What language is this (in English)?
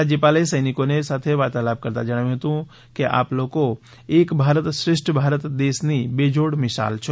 Gujarati